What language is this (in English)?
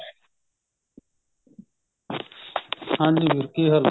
Punjabi